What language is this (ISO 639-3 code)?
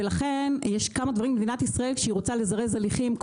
heb